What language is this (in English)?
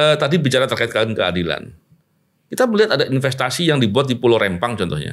Indonesian